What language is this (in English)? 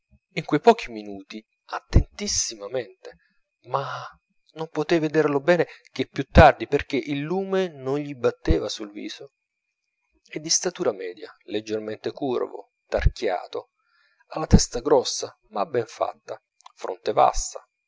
Italian